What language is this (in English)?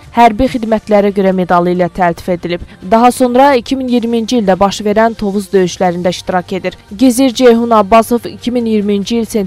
Turkish